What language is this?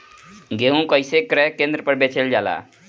Bhojpuri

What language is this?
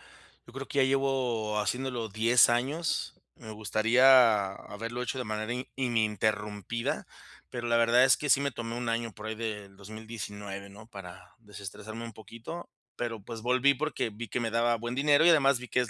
Spanish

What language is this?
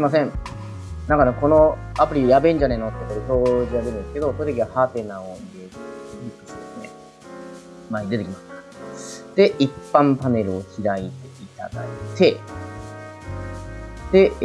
Japanese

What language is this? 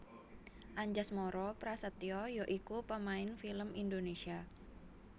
Javanese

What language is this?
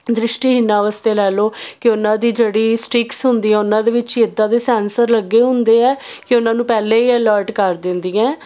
Punjabi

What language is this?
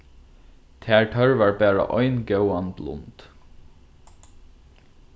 Faroese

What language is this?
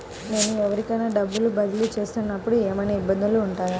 Telugu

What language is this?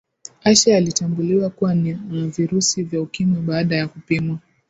Swahili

